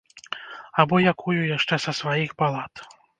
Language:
Belarusian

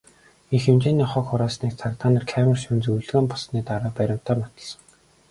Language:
Mongolian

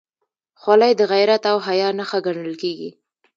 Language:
Pashto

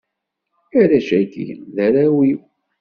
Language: Kabyle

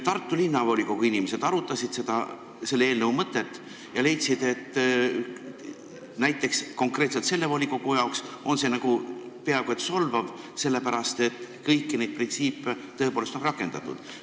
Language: Estonian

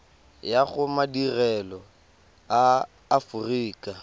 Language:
Tswana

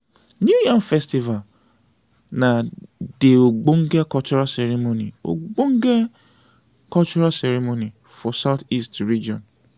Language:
Nigerian Pidgin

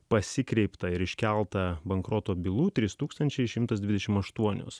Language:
Lithuanian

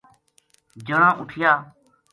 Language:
Gujari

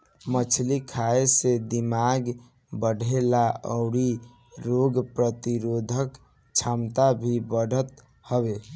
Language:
Bhojpuri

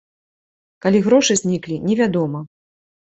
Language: Belarusian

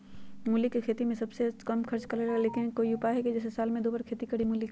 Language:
Magahi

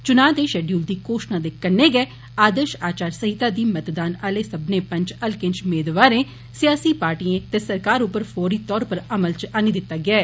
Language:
Dogri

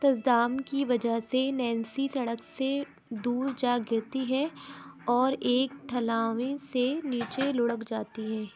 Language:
Urdu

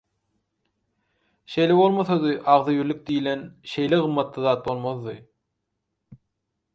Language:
Turkmen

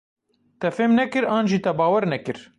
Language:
Kurdish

